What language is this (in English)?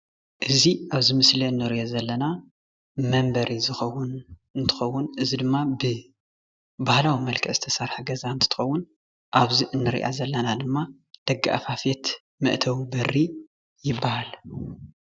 Tigrinya